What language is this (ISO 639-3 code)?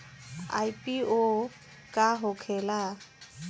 bho